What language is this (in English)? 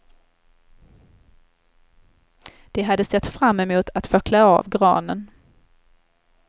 Swedish